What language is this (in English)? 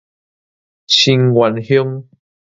Min Nan Chinese